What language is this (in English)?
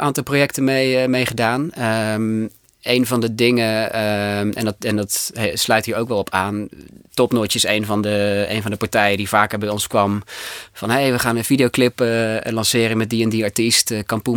Dutch